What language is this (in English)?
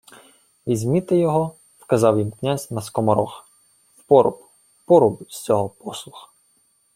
Ukrainian